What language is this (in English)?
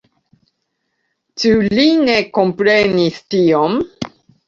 Esperanto